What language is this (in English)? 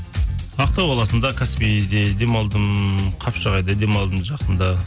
Kazakh